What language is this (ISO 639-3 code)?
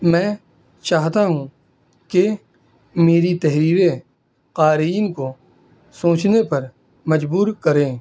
urd